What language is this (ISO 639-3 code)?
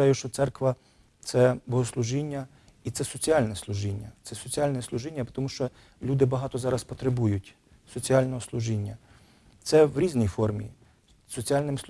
ukr